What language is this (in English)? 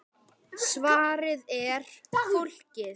Icelandic